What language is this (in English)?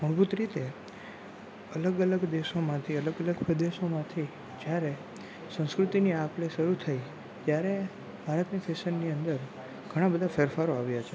Gujarati